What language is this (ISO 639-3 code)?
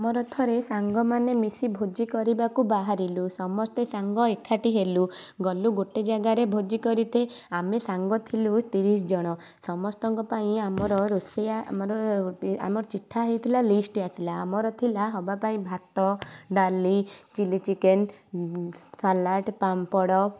ori